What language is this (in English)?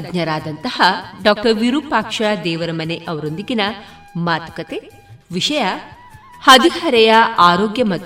Kannada